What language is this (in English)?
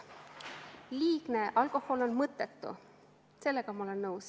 Estonian